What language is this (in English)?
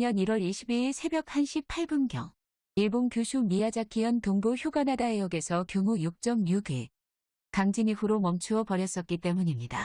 Korean